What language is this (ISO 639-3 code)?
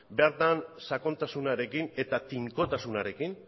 eus